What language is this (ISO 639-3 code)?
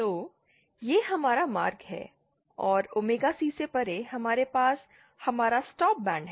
hin